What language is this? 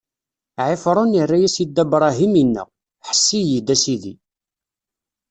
Kabyle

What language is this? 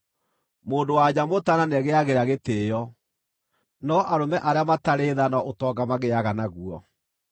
Kikuyu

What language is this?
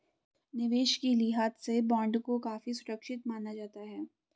Hindi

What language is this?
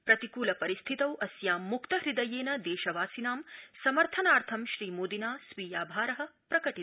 Sanskrit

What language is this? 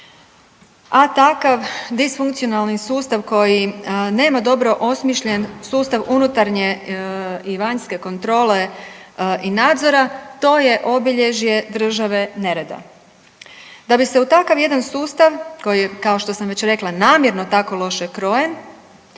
Croatian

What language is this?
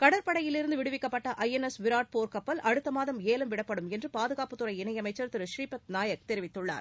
Tamil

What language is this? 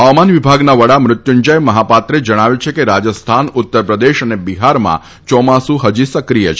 Gujarati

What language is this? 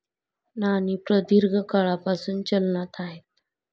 Marathi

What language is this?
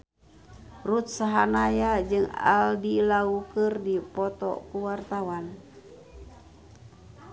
Sundanese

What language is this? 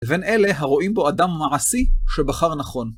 Hebrew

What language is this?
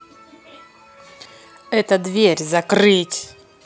Russian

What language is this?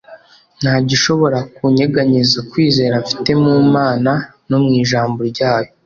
Kinyarwanda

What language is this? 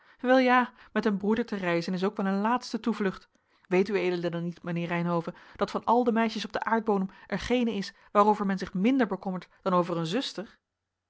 Dutch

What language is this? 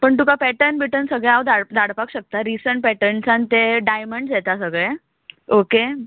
Konkani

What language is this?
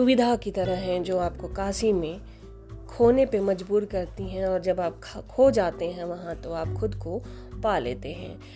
Hindi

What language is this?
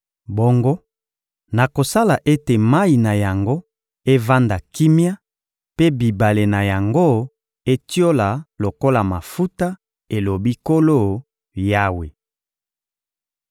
Lingala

